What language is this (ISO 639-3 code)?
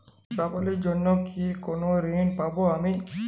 ben